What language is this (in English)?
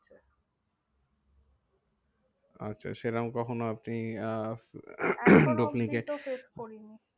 Bangla